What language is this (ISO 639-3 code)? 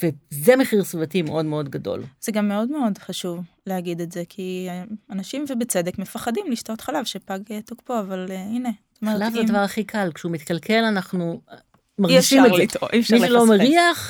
heb